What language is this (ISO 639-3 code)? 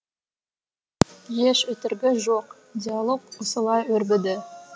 kaz